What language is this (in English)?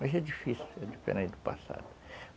Portuguese